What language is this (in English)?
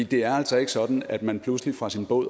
Danish